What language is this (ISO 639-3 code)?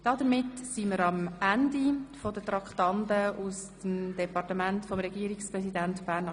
gsw